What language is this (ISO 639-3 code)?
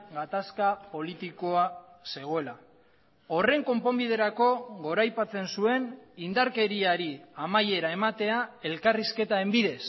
eus